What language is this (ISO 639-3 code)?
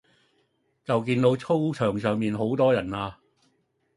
yue